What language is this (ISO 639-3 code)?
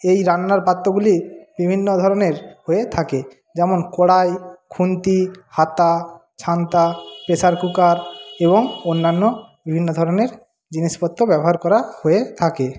ben